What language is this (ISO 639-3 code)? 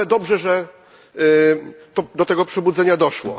pol